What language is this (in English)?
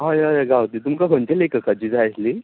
Konkani